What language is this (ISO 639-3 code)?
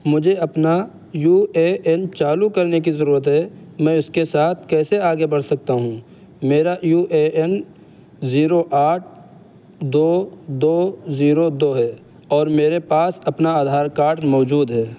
urd